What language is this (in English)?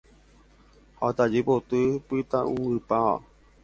Guarani